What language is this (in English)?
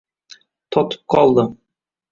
Uzbek